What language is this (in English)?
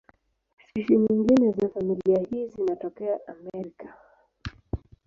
Swahili